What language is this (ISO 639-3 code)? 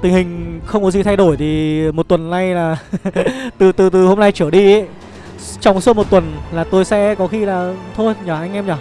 vie